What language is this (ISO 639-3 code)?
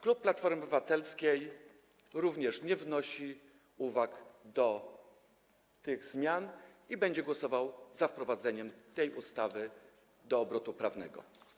pol